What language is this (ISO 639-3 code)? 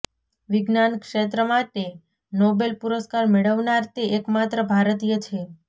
guj